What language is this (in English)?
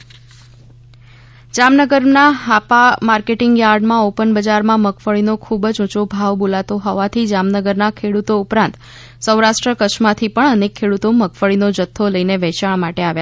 Gujarati